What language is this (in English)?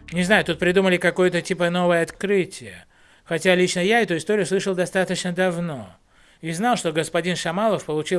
Russian